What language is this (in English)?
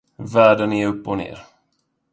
Swedish